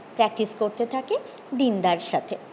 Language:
Bangla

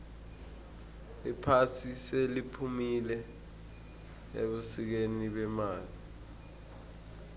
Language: South Ndebele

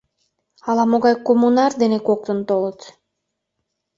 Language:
Mari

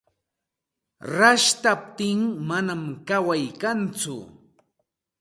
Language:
Santa Ana de Tusi Pasco Quechua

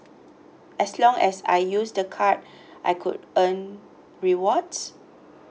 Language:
English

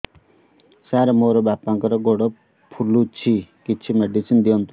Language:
Odia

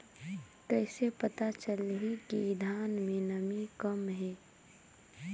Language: Chhattisgarhi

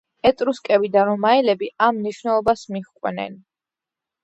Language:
Georgian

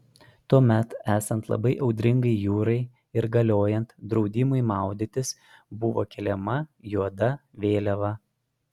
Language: Lithuanian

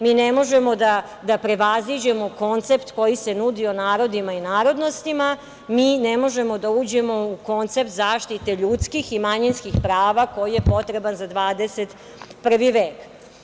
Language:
Serbian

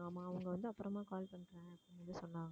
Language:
Tamil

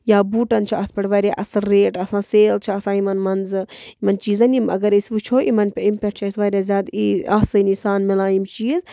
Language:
Kashmiri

